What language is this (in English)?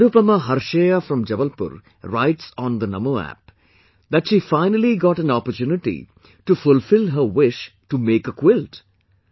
English